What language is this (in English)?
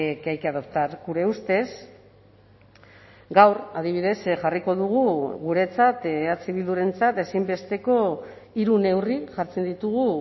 Basque